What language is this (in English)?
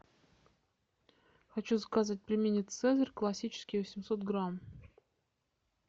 Russian